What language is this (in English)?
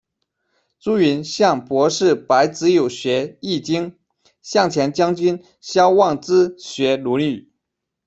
Chinese